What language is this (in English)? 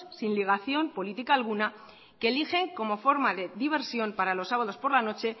Spanish